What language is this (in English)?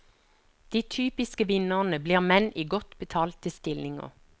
Norwegian